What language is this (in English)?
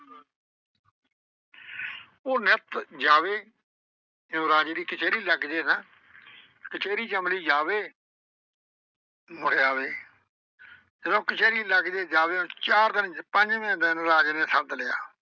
Punjabi